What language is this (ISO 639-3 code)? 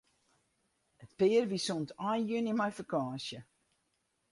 fry